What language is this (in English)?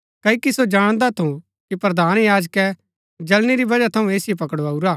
Gaddi